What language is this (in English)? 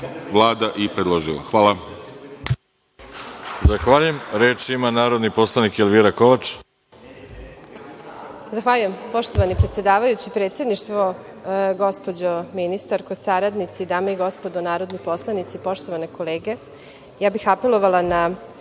Serbian